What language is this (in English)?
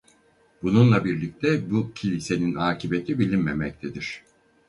Turkish